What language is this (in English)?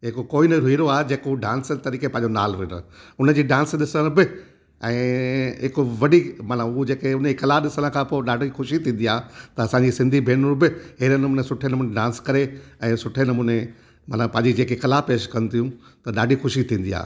Sindhi